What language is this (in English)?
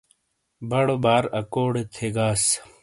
Shina